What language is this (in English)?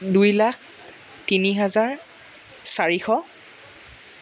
Assamese